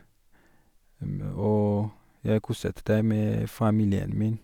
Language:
Norwegian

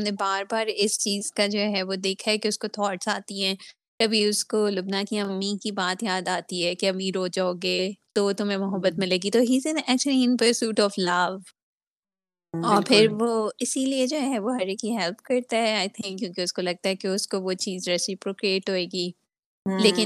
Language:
Urdu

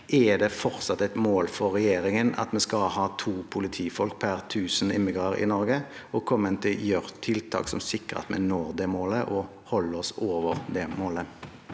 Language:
Norwegian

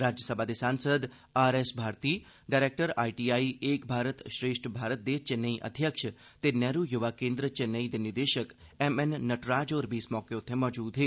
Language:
Dogri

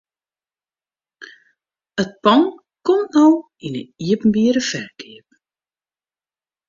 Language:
Western Frisian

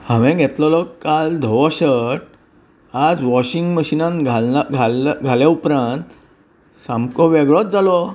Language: Konkani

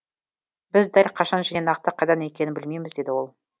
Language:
Kazakh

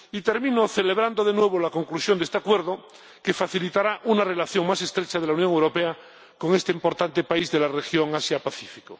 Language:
Spanish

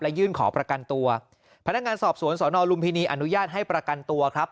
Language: Thai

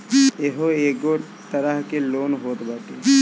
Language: Bhojpuri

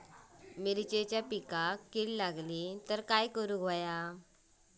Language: Marathi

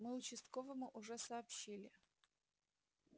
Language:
Russian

